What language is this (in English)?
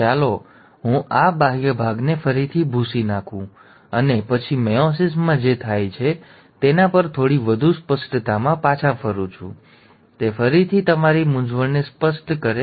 Gujarati